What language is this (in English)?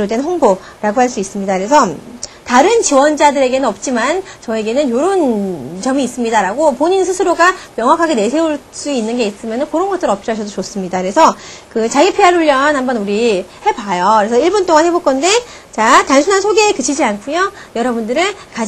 Korean